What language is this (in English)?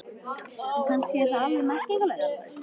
Icelandic